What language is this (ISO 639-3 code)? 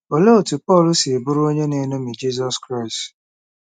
ibo